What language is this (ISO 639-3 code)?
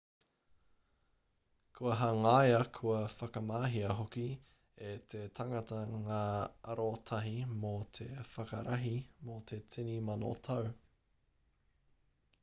mri